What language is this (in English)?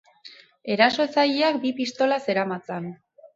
Basque